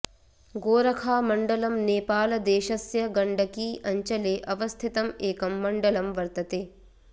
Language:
Sanskrit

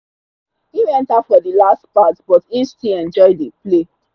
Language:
Nigerian Pidgin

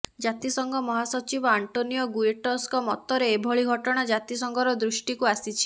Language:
Odia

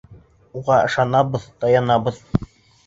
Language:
Bashkir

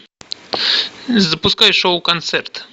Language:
Russian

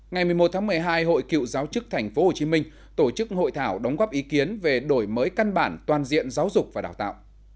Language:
Vietnamese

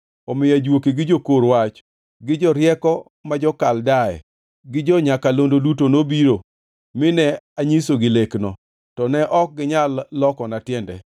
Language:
Luo (Kenya and Tanzania)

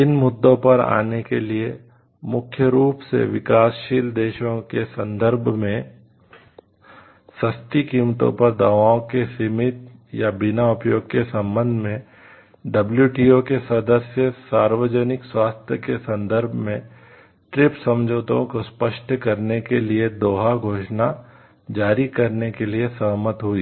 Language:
Hindi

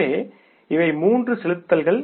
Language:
Tamil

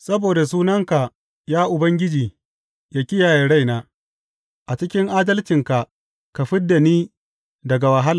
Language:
Hausa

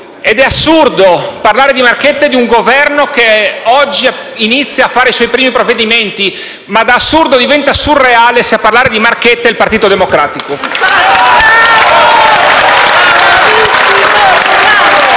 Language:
Italian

